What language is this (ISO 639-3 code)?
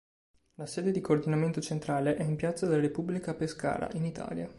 ita